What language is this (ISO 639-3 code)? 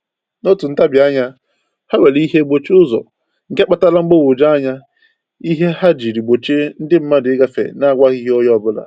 ibo